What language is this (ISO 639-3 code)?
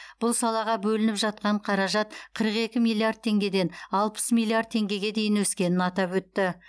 kaz